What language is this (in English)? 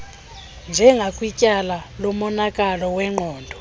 Xhosa